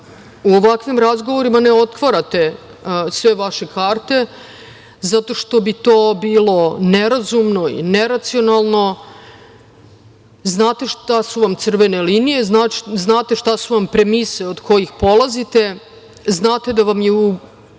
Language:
Serbian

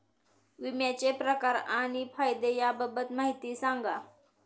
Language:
Marathi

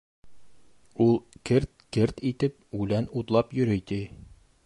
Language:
Bashkir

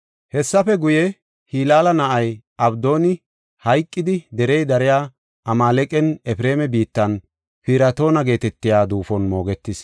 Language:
Gofa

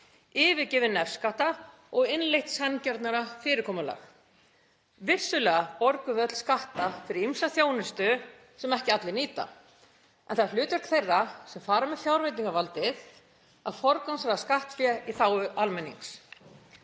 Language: Icelandic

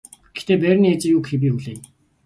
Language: Mongolian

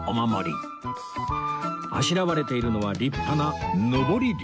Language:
Japanese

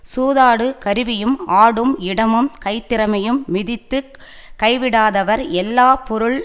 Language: Tamil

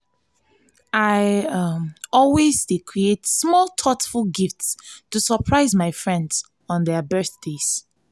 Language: Nigerian Pidgin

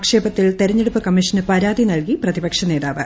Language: Malayalam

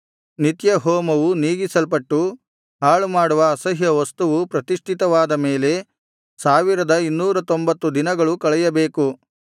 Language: Kannada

